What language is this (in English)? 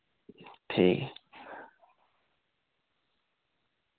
Dogri